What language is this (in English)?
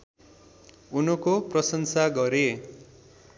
Nepali